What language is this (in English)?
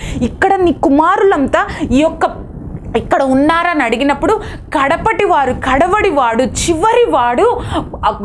Telugu